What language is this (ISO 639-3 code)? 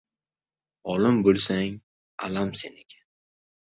uzb